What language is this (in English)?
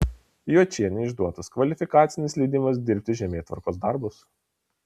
Lithuanian